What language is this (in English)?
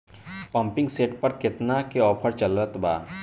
Bhojpuri